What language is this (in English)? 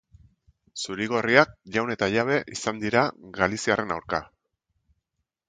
Basque